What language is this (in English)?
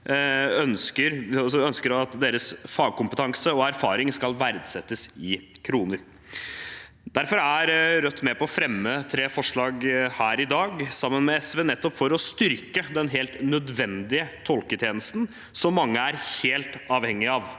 Norwegian